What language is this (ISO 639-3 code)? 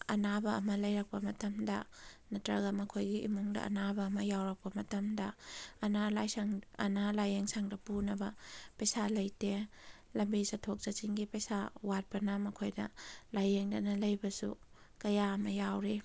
mni